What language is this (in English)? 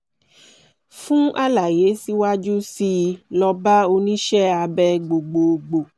Yoruba